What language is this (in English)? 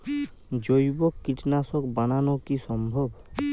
Bangla